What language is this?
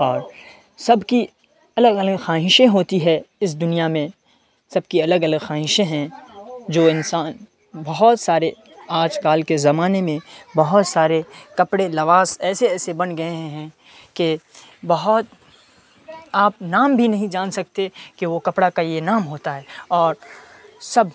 Urdu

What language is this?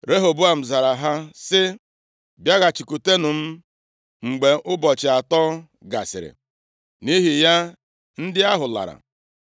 Igbo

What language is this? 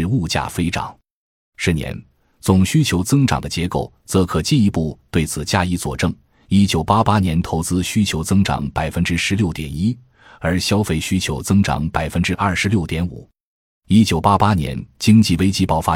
Chinese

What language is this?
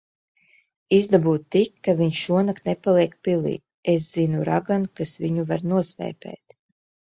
Latvian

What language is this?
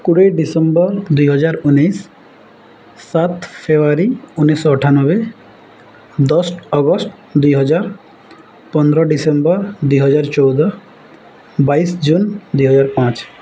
Odia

